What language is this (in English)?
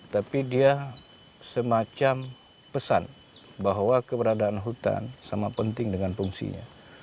Indonesian